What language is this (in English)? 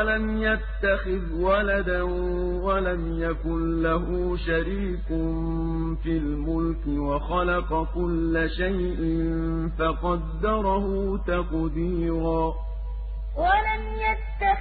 Arabic